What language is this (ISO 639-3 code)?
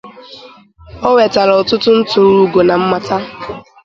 ibo